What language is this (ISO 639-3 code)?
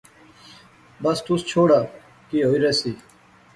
phr